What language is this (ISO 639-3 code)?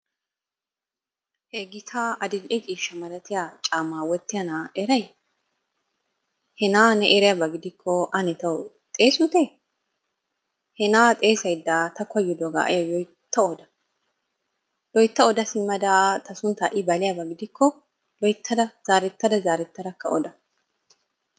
wal